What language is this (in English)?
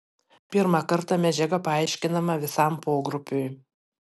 Lithuanian